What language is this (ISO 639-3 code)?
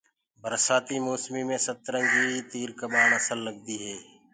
ggg